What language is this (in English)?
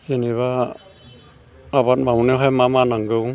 Bodo